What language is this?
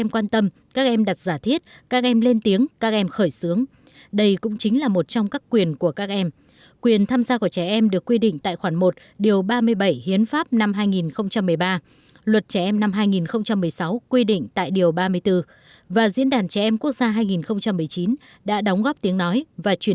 Vietnamese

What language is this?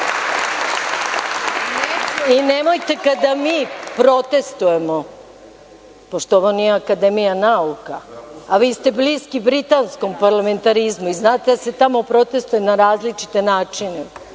Serbian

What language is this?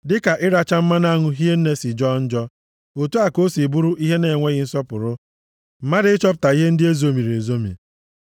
Igbo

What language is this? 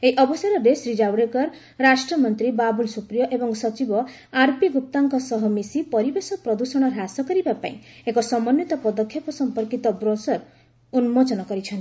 Odia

